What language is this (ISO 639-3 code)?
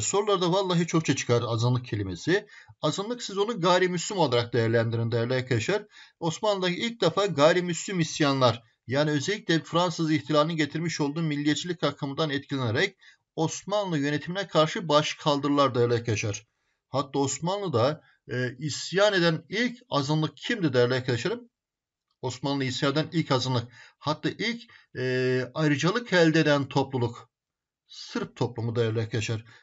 tur